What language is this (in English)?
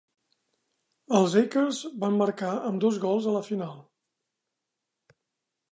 Catalan